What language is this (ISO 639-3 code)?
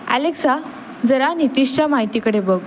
mar